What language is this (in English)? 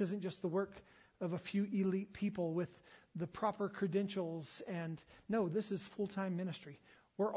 English